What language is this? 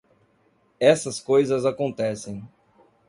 Portuguese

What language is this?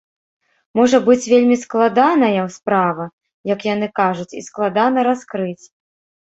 Belarusian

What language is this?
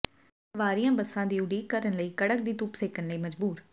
Punjabi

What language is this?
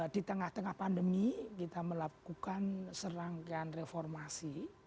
Indonesian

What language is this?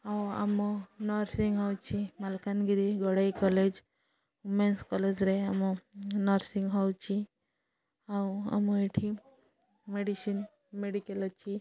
Odia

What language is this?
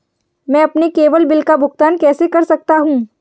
Hindi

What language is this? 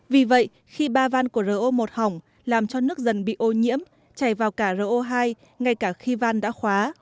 Vietnamese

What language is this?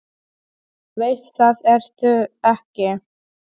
Icelandic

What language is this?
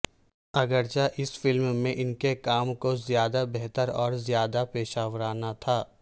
Urdu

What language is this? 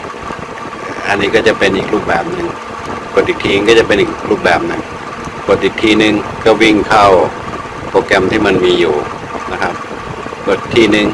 Thai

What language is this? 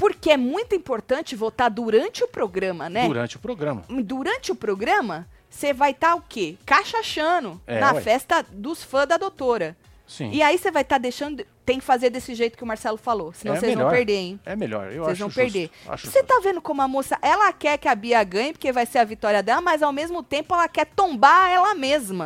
Portuguese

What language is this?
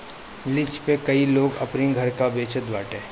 Bhojpuri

